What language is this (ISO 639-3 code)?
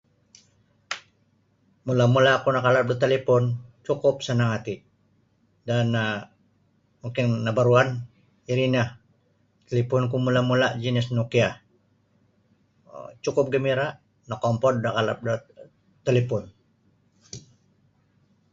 bsy